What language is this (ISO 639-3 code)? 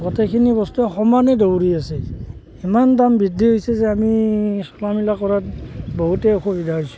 asm